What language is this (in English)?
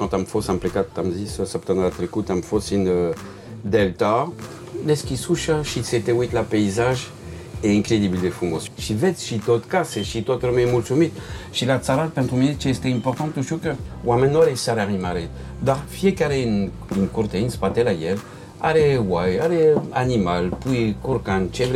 Romanian